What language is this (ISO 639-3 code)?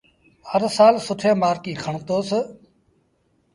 sbn